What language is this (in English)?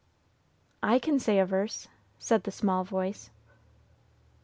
English